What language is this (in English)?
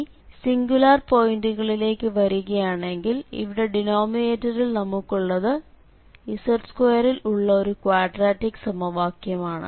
Malayalam